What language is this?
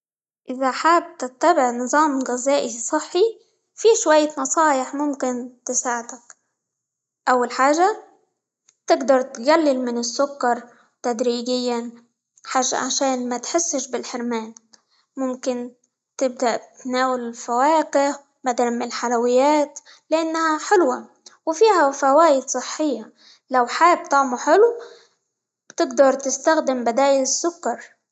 Libyan Arabic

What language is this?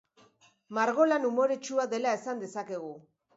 Basque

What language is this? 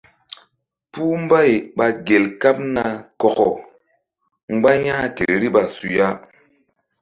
Mbum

